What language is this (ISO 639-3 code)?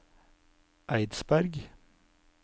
nor